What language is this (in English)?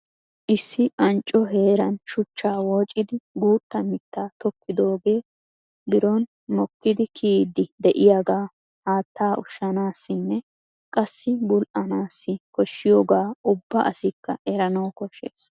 Wolaytta